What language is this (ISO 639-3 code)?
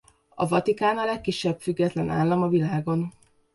hun